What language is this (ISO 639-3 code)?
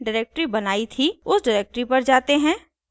hin